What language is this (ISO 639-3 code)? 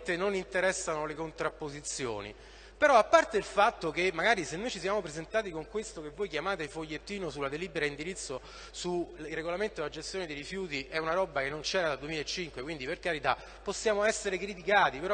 ita